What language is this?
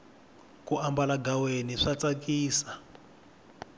Tsonga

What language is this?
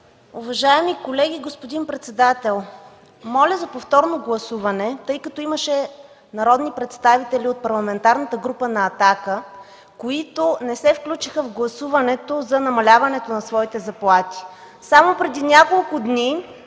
Bulgarian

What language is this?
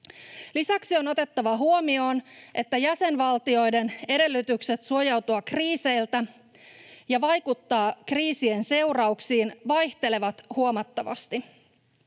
Finnish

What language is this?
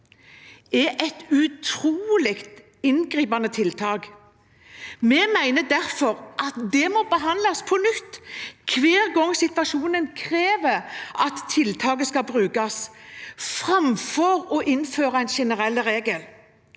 Norwegian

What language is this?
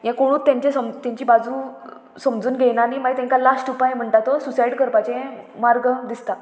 Konkani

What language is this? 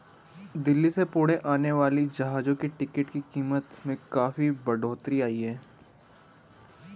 Hindi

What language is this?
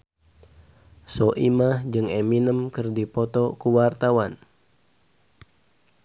Sundanese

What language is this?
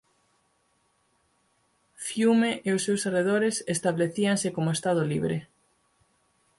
Galician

